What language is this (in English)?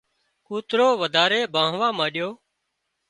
Wadiyara Koli